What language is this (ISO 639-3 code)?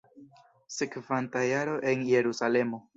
epo